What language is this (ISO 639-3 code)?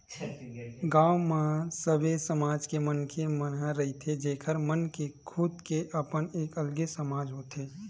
hne